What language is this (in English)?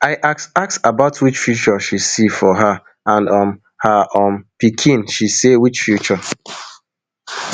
Nigerian Pidgin